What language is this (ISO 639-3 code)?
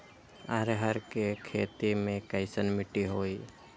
mag